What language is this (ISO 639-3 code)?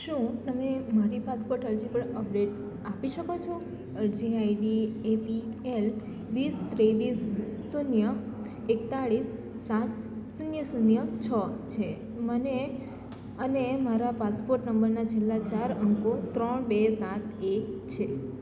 guj